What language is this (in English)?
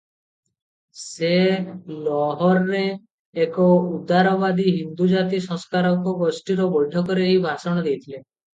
Odia